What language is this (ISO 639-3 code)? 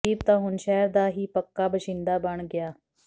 pan